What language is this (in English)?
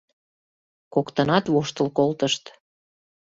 Mari